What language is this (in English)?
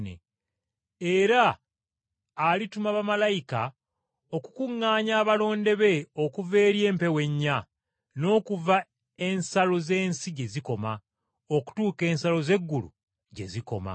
Ganda